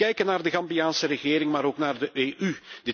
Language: Dutch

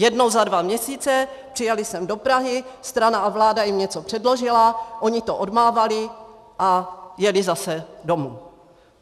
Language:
Czech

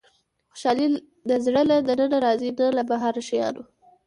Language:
Pashto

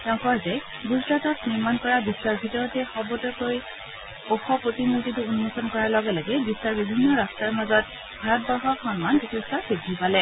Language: Assamese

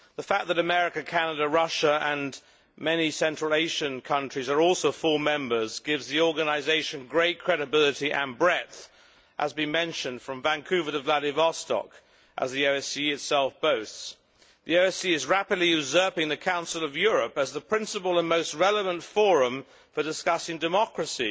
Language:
English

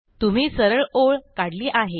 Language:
Marathi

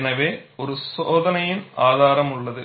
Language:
Tamil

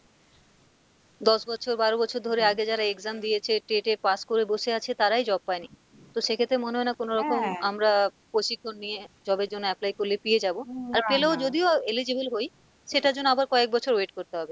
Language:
Bangla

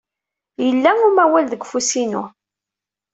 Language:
Kabyle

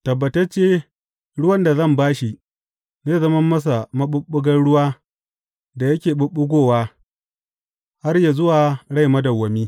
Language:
Hausa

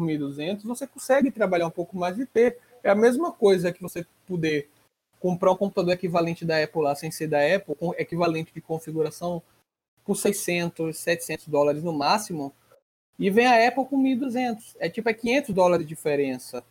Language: Portuguese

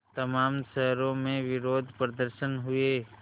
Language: Hindi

